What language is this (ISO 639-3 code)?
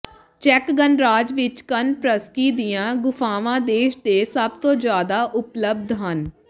pan